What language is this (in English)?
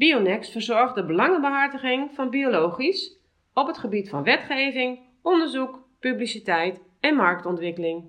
Dutch